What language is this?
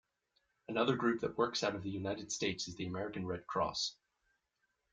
English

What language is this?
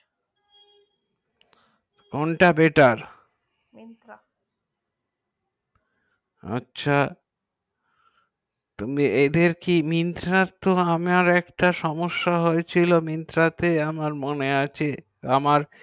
Bangla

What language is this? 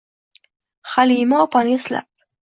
Uzbek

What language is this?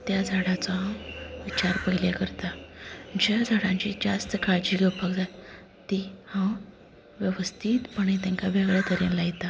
Konkani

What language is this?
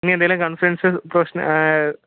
Malayalam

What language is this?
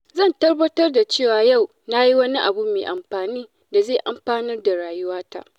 Hausa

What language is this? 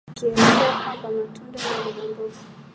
Swahili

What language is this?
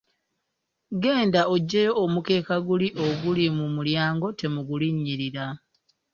Ganda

